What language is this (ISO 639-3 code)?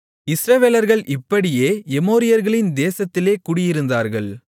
tam